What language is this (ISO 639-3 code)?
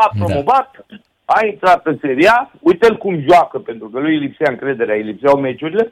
ron